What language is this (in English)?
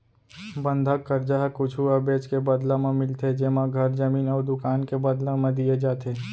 Chhattisgarhi